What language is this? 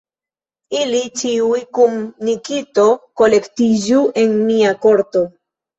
Esperanto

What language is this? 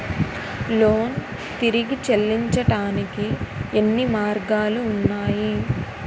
Telugu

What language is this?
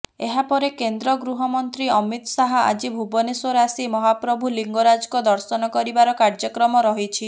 Odia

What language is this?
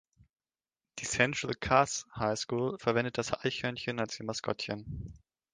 German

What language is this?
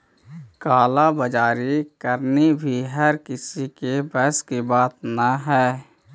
Magahi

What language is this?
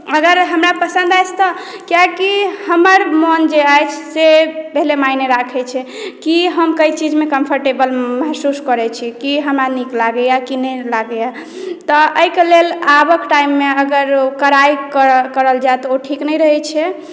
Maithili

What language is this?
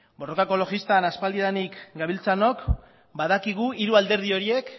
Basque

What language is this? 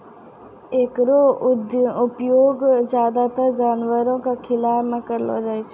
Maithili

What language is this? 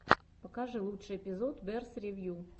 Russian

